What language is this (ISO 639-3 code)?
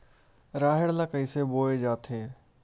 hne